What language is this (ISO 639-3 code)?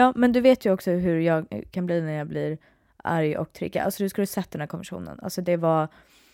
swe